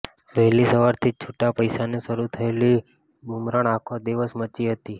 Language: Gujarati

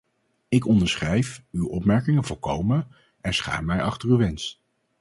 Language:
Dutch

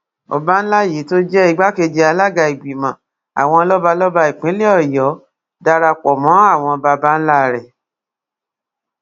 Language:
Yoruba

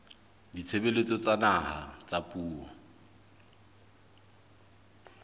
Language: Southern Sotho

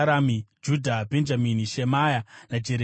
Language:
Shona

